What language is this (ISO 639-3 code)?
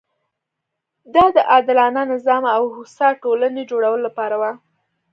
pus